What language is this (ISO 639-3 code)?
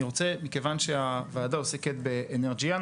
heb